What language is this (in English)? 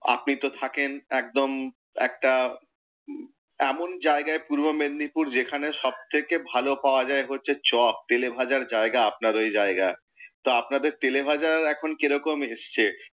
Bangla